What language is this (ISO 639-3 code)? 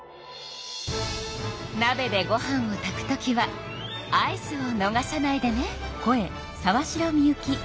jpn